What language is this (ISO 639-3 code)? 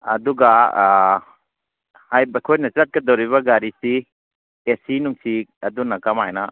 mni